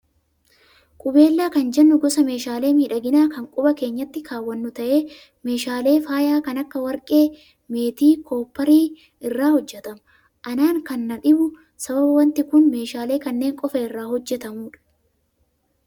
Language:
Oromo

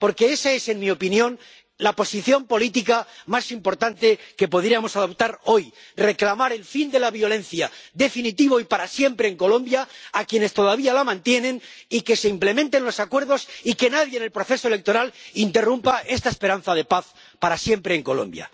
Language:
Spanish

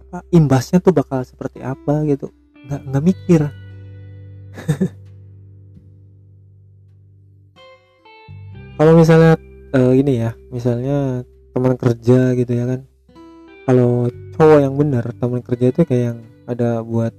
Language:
Indonesian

